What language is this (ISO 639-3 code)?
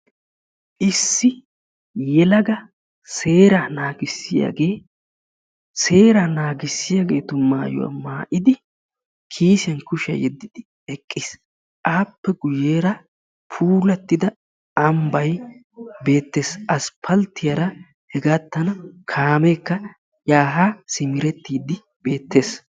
wal